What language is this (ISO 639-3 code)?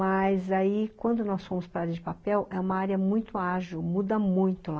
por